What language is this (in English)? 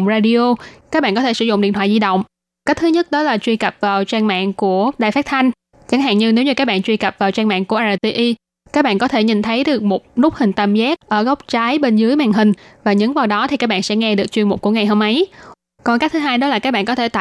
Vietnamese